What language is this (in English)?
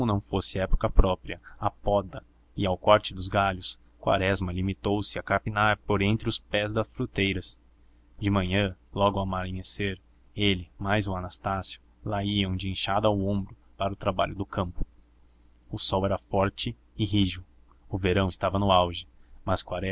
Portuguese